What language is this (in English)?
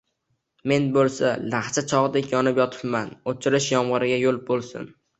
Uzbek